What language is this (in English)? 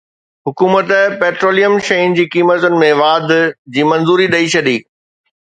Sindhi